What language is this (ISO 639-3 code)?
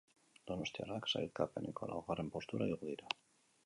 eus